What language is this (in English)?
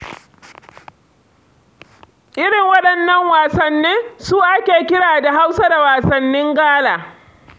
Hausa